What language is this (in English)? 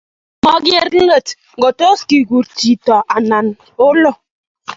Kalenjin